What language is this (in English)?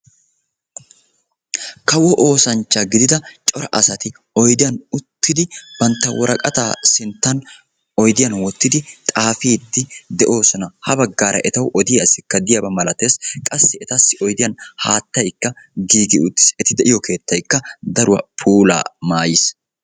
Wolaytta